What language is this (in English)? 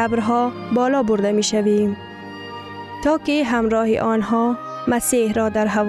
Persian